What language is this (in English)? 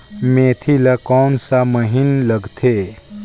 Chhattisgarhi